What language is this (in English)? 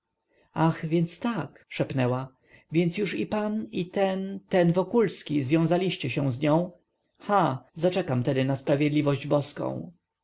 Polish